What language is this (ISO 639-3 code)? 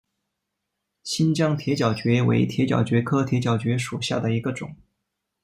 zho